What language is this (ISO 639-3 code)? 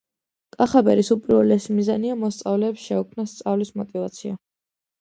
kat